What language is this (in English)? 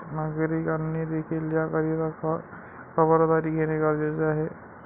Marathi